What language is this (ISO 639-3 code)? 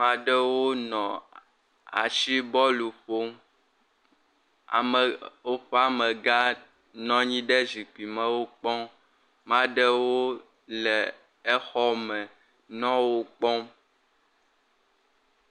ewe